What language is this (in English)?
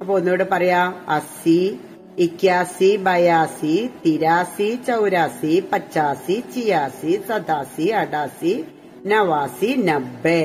Malayalam